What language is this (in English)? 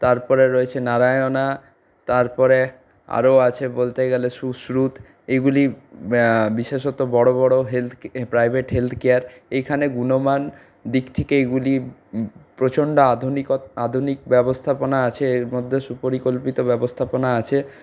Bangla